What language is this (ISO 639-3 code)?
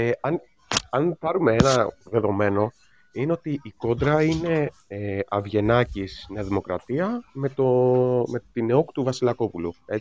ell